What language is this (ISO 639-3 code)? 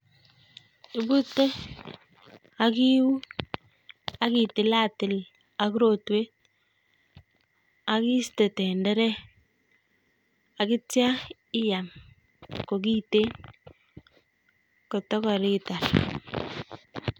kln